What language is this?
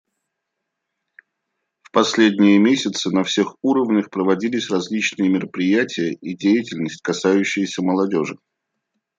Russian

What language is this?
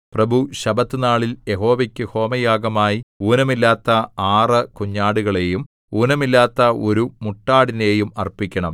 Malayalam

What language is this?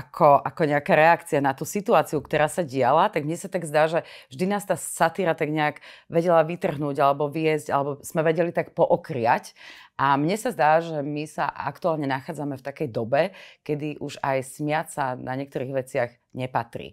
Slovak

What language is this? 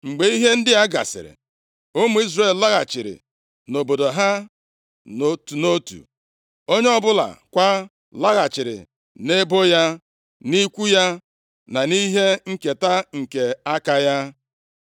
Igbo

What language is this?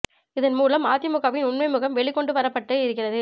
Tamil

